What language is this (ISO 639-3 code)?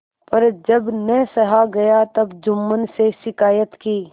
hin